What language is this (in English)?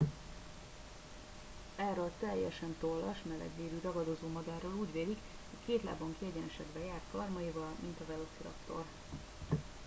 Hungarian